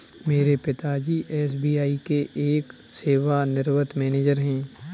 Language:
Hindi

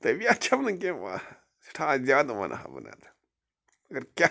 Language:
Kashmiri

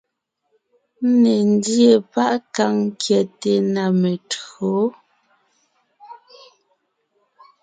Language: Ngiemboon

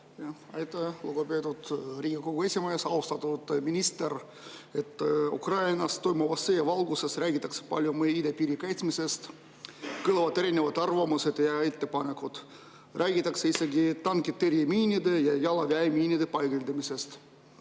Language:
Estonian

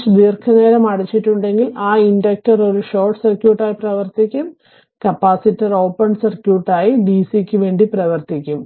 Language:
Malayalam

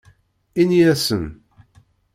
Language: Kabyle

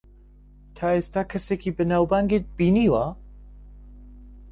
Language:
Central Kurdish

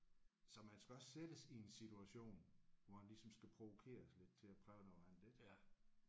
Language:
Danish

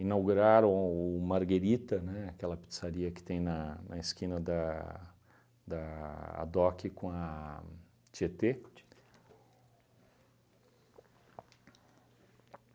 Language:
Portuguese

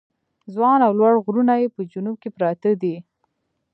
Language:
Pashto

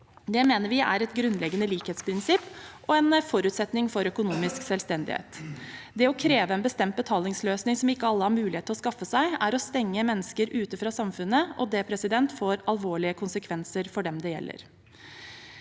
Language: Norwegian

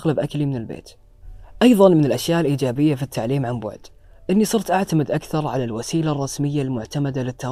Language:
Arabic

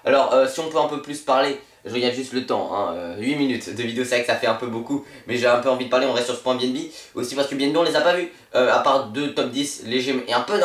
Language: French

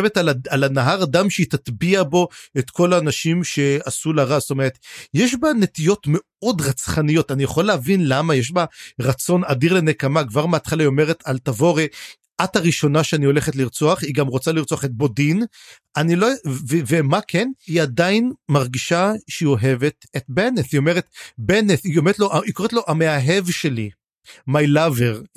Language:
Hebrew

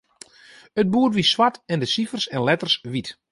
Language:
Western Frisian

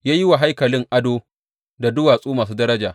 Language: Hausa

